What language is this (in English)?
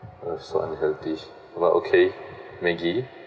English